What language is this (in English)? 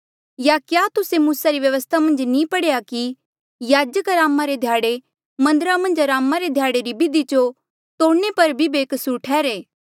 Mandeali